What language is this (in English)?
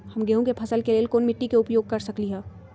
Magahi